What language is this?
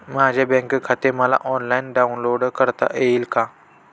Marathi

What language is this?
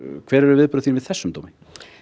Icelandic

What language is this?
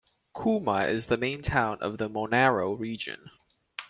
English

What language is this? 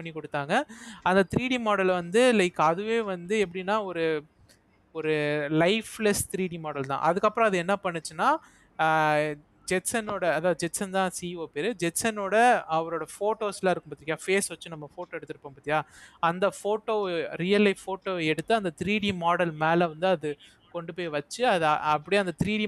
Tamil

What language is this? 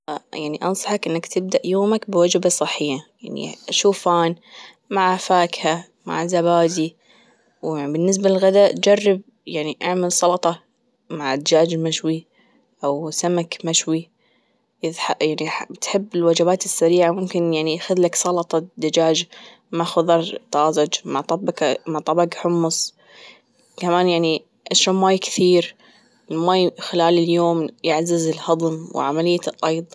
Gulf Arabic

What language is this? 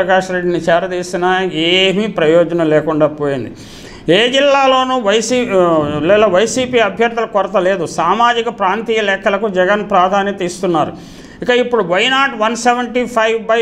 Telugu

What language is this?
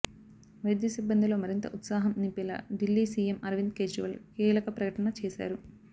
Telugu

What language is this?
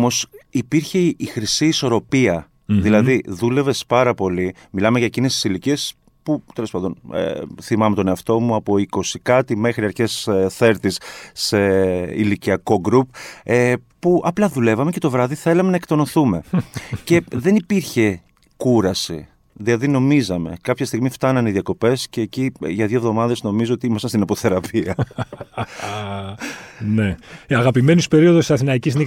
Greek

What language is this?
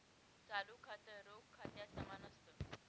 Marathi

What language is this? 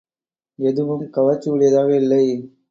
Tamil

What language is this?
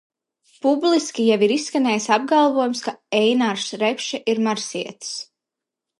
Latvian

